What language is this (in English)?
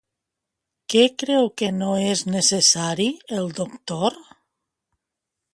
Catalan